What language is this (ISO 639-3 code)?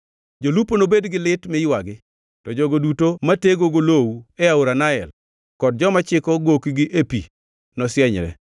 luo